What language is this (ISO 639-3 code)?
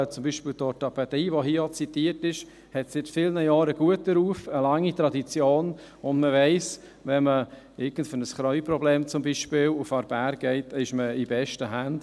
gsw